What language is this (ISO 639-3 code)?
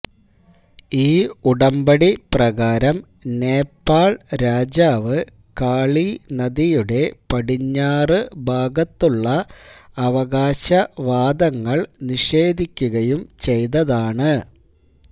mal